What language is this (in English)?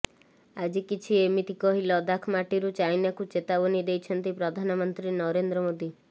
Odia